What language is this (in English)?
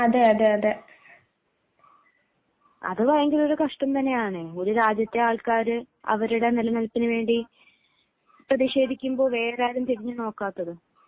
Malayalam